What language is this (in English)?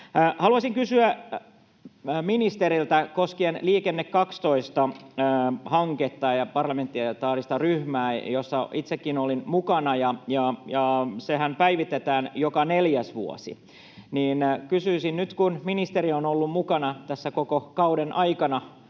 Finnish